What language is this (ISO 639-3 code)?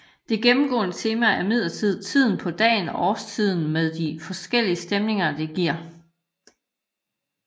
dan